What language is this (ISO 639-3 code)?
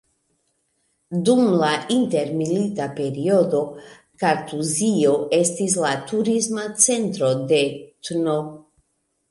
epo